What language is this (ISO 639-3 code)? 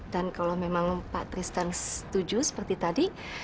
ind